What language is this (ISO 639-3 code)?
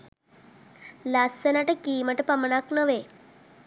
sin